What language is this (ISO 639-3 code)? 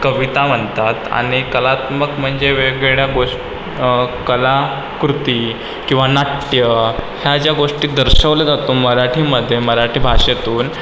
mar